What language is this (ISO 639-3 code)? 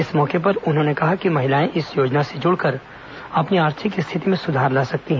hin